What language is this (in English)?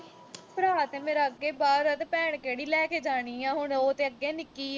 Punjabi